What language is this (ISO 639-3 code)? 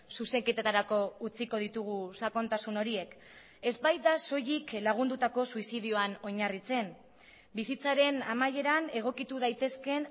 eus